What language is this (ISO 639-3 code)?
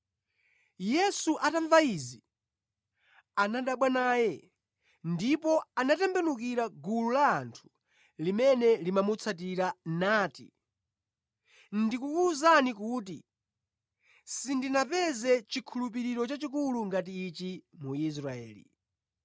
nya